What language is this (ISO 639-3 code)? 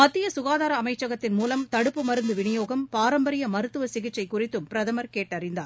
tam